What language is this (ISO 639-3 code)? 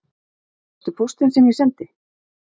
isl